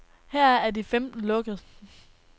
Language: Danish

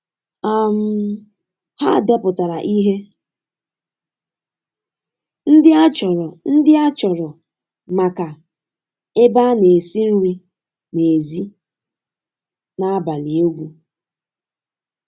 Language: Igbo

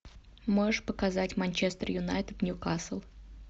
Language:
Russian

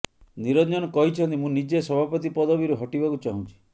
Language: Odia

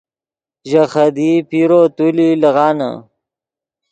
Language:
Yidgha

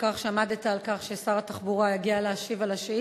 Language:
Hebrew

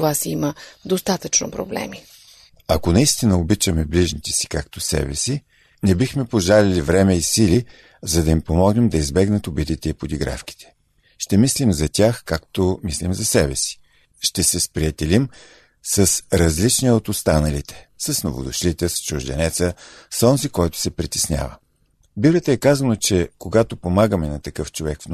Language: Bulgarian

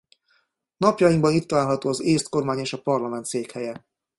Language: Hungarian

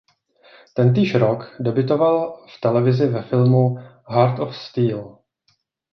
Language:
Czech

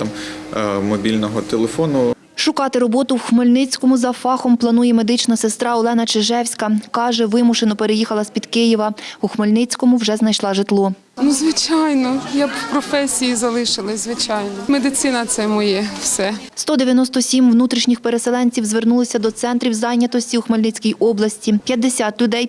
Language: Ukrainian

